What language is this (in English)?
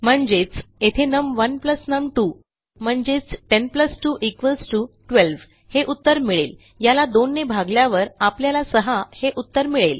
Marathi